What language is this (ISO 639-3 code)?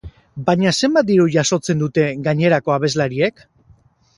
eus